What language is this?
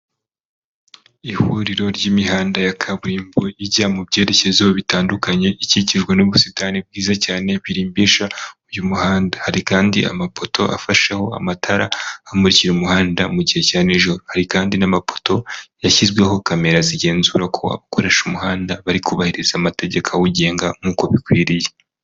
Kinyarwanda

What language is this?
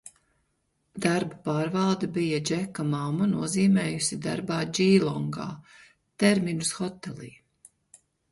Latvian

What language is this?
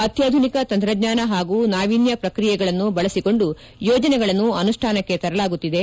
Kannada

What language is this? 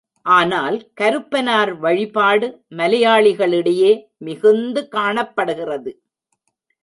Tamil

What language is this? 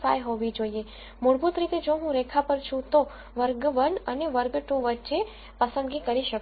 Gujarati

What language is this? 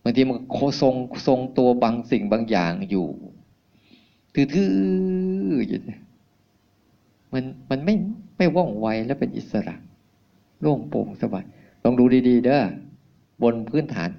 Thai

